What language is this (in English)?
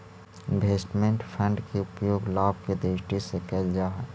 Magahi